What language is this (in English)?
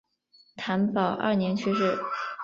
Chinese